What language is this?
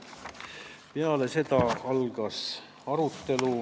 Estonian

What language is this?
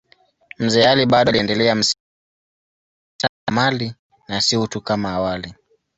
Swahili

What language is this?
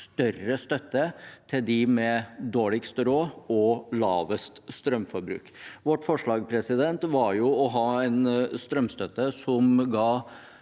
Norwegian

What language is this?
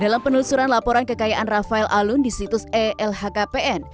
Indonesian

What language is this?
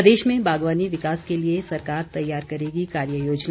Hindi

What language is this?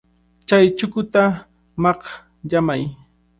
Cajatambo North Lima Quechua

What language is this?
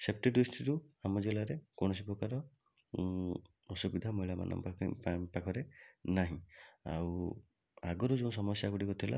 Odia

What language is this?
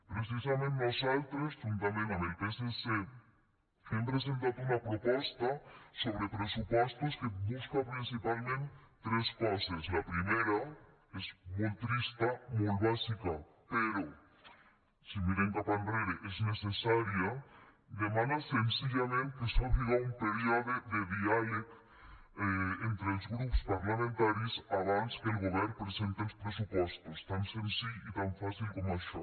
Catalan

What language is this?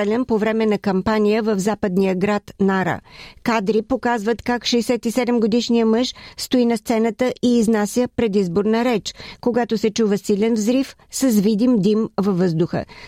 Bulgarian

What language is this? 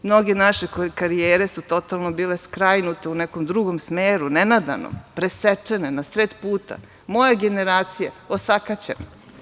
Serbian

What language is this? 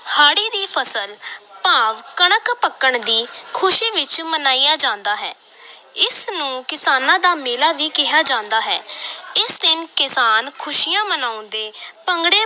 Punjabi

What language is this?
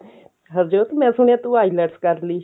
Punjabi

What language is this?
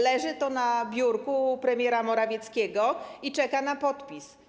Polish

